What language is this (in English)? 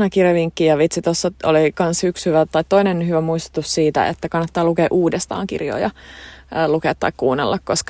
Finnish